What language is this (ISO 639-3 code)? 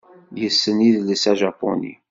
kab